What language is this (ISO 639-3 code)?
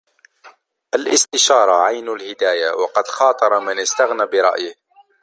ara